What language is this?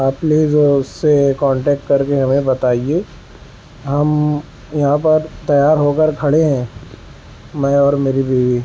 Urdu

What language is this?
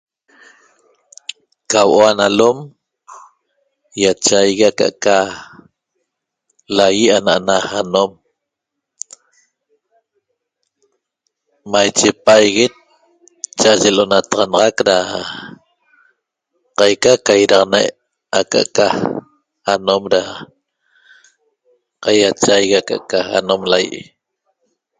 Toba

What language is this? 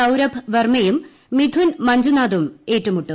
Malayalam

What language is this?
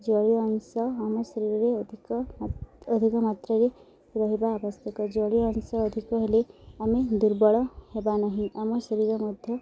Odia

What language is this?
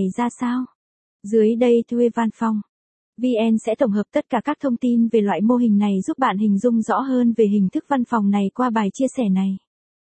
Vietnamese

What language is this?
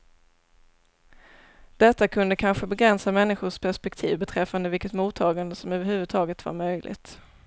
Swedish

